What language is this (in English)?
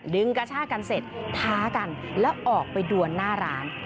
Thai